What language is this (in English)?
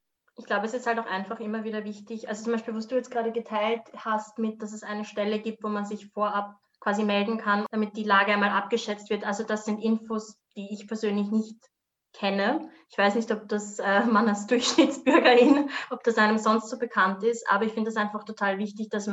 German